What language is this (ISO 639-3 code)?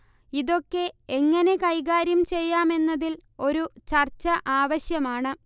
mal